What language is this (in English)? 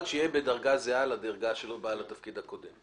Hebrew